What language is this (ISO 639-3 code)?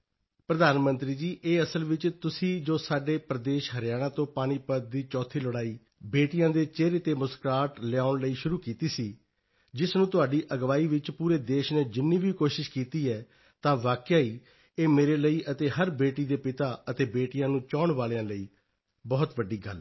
pan